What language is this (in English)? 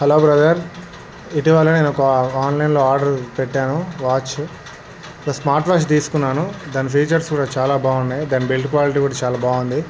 Telugu